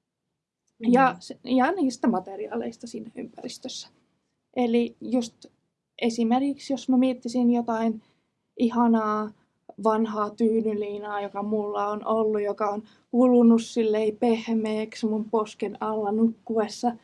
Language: Finnish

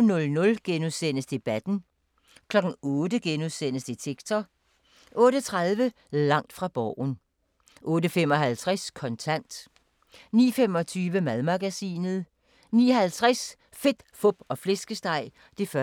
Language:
Danish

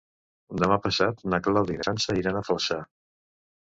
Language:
Catalan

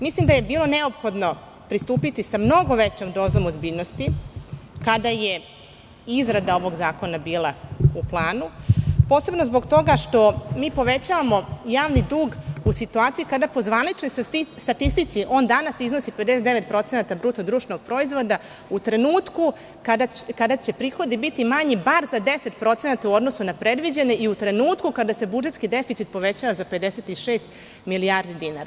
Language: Serbian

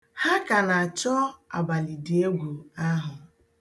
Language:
Igbo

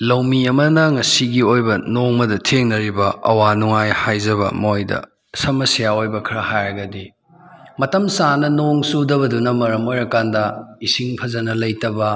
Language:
Manipuri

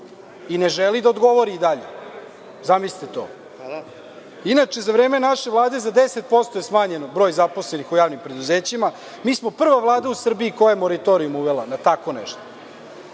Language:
Serbian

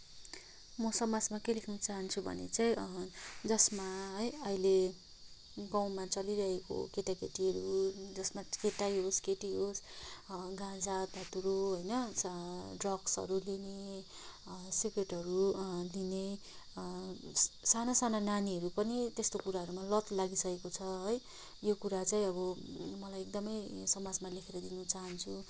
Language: Nepali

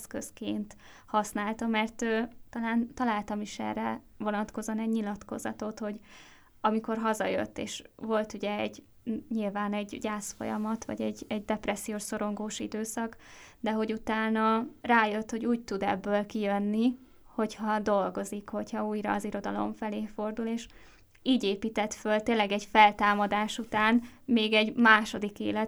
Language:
Hungarian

